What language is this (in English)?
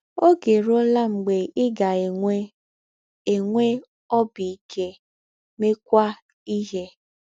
Igbo